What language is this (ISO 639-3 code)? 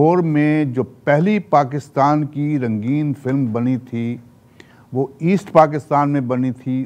hin